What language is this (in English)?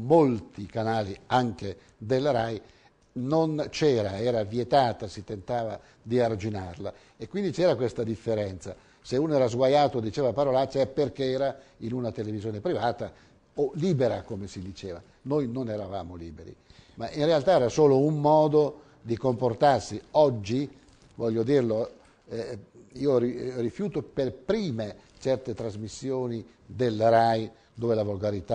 Italian